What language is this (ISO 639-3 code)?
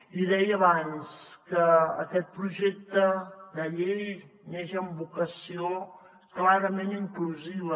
cat